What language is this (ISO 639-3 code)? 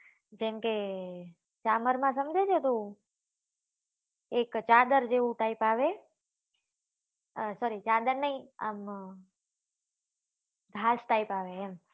guj